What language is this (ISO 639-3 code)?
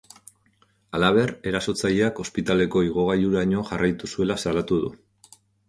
eus